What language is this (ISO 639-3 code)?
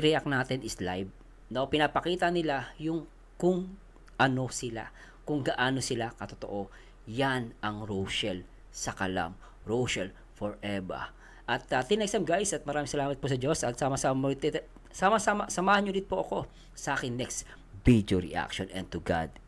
fil